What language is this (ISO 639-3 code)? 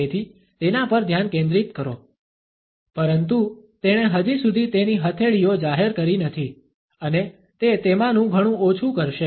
guj